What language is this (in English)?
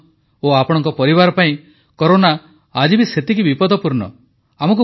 Odia